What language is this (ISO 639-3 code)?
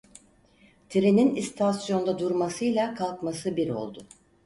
tur